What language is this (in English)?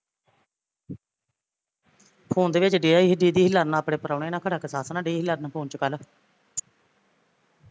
Punjabi